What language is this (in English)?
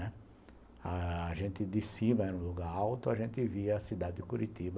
Portuguese